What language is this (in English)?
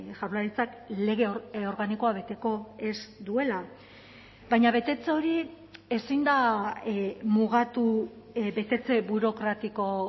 Basque